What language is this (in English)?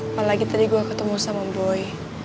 Indonesian